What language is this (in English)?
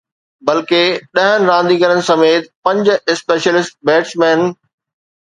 Sindhi